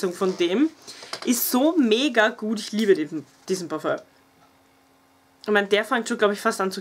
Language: German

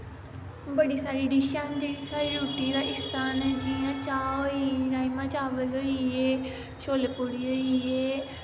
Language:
Dogri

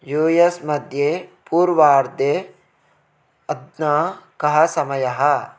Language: Sanskrit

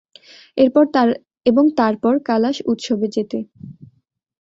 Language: Bangla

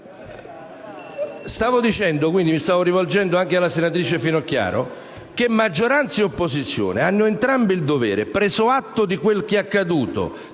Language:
Italian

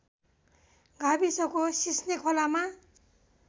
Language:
Nepali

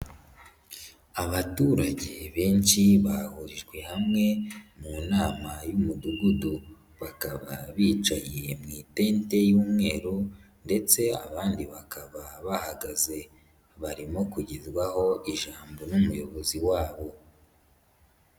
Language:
Kinyarwanda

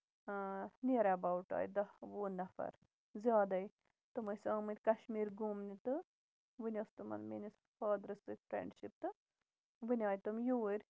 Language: Kashmiri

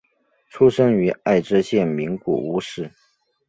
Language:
Chinese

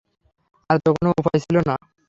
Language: Bangla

